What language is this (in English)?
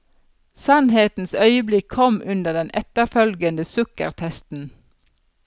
Norwegian